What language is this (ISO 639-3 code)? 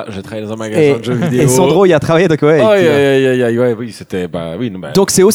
fra